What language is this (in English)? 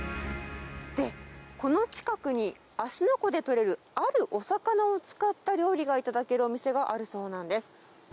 Japanese